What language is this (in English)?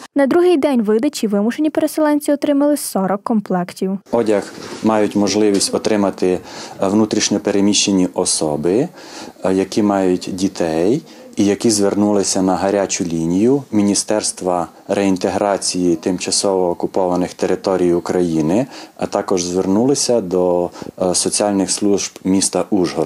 Ukrainian